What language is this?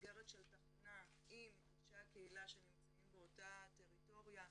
Hebrew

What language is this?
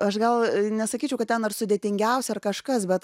Lithuanian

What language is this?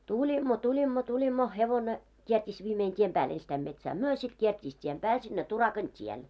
Finnish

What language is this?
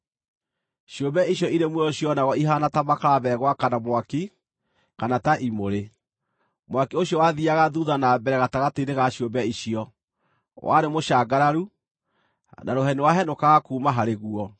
Kikuyu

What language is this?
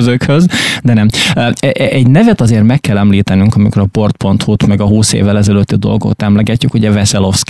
Hungarian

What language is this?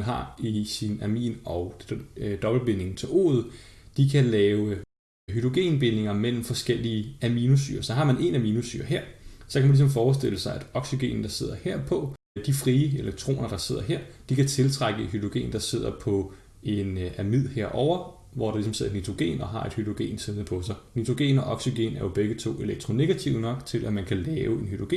Danish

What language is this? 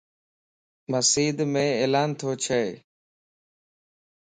Lasi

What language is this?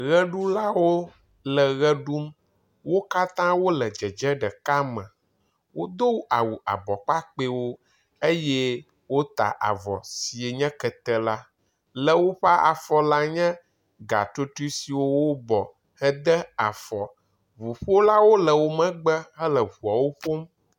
Ewe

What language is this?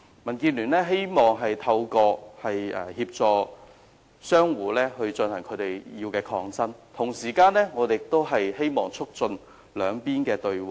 Cantonese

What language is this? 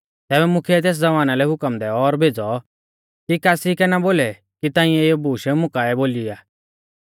Mahasu Pahari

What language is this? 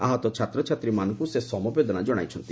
Odia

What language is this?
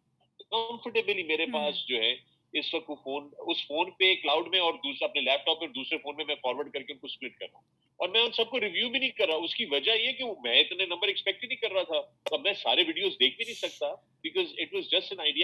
Urdu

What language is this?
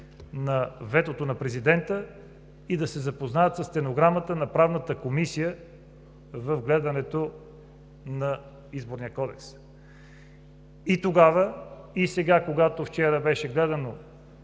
Bulgarian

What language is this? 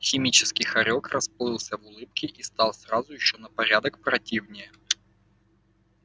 Russian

